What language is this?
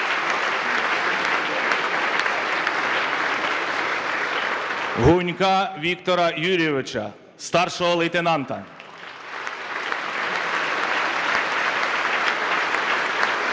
Ukrainian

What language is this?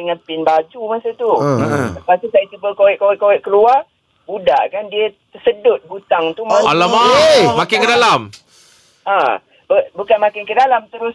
Malay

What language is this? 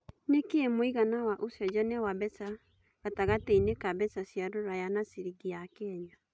Kikuyu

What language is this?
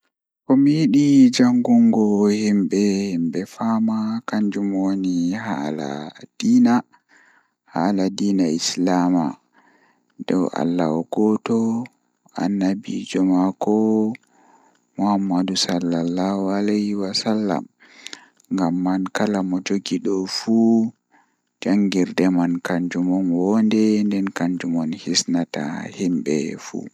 Fula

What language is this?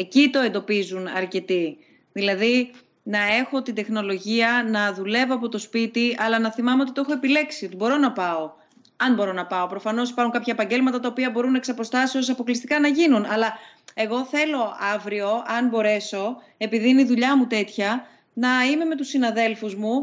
Greek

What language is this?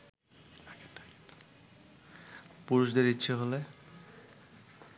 Bangla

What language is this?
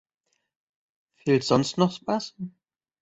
German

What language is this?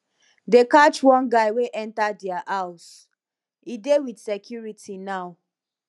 Nigerian Pidgin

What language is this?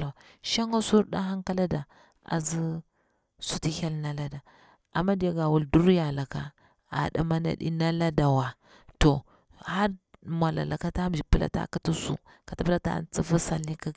Bura-Pabir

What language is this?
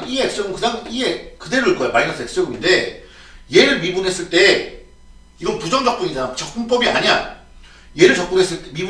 Korean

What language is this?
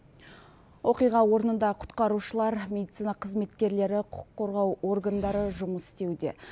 Kazakh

